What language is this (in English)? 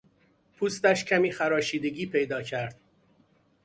Persian